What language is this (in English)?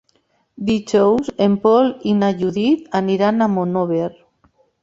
Catalan